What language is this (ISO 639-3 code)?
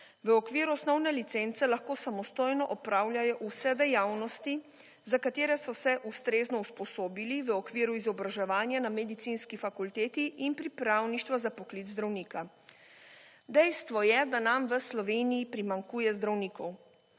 slv